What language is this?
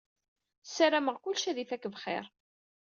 Kabyle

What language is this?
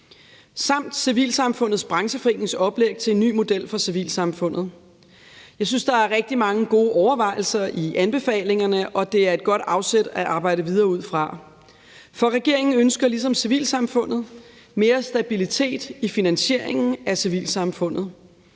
Danish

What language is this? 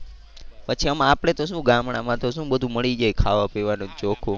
Gujarati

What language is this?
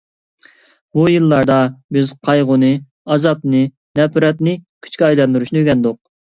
Uyghur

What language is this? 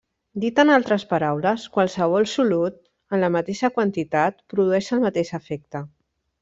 Catalan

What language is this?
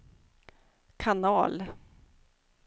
Swedish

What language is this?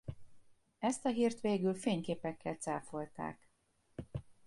Hungarian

